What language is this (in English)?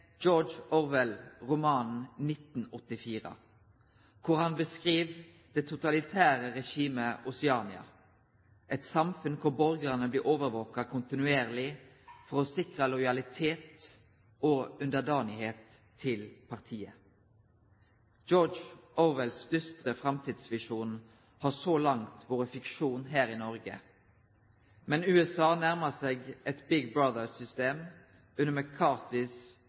Norwegian Nynorsk